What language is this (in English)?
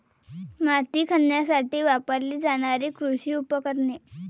Marathi